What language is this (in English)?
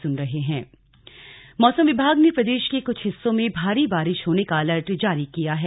Hindi